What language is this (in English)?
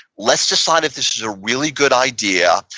English